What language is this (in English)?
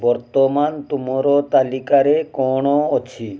Odia